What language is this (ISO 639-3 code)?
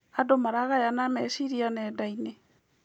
kik